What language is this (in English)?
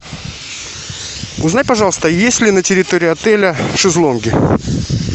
Russian